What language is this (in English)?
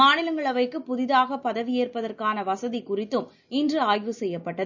Tamil